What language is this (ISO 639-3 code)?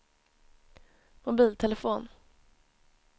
swe